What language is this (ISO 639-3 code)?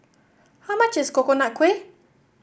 eng